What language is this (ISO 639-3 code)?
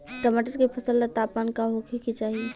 bho